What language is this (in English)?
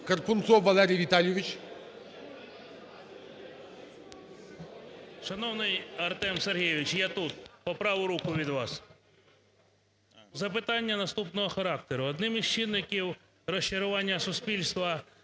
Ukrainian